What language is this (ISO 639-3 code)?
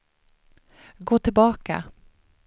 swe